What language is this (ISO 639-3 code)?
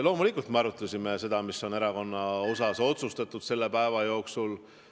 est